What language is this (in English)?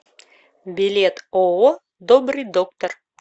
Russian